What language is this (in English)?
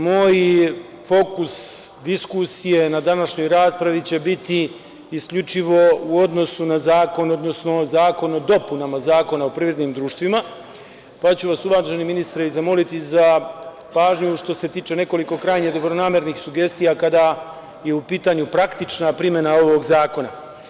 Serbian